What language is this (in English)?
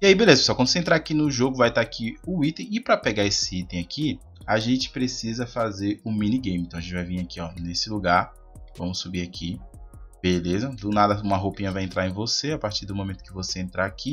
Portuguese